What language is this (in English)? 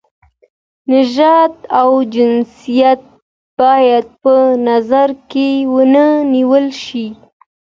Pashto